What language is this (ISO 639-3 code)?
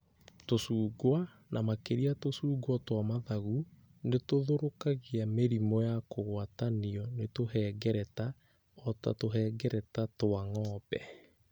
kik